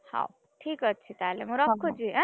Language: Odia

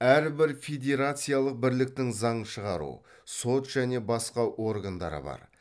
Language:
Kazakh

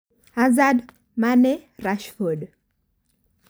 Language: Kalenjin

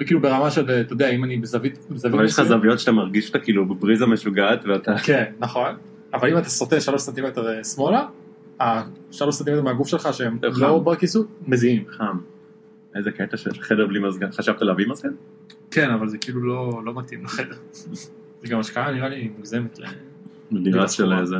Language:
Hebrew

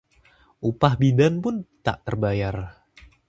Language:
Indonesian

